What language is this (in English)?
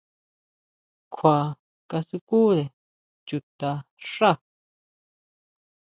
Huautla Mazatec